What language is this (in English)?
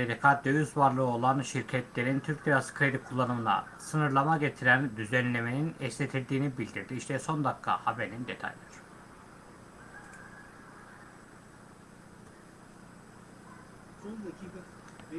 Turkish